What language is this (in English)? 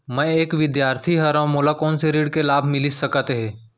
Chhattisgarhi